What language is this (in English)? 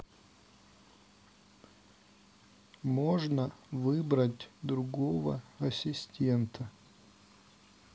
Russian